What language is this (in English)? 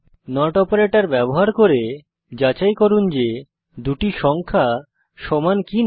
Bangla